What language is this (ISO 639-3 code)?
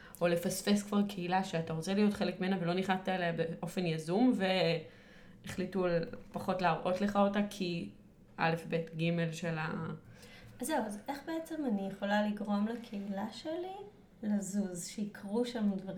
heb